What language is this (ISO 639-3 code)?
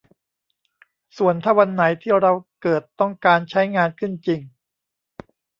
tha